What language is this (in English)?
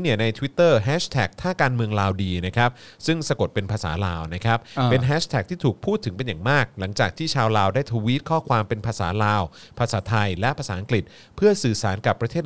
Thai